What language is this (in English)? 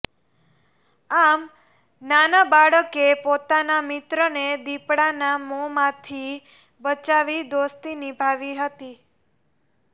Gujarati